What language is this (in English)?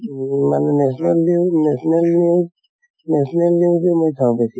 Assamese